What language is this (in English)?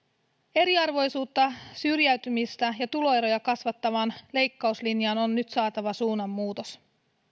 Finnish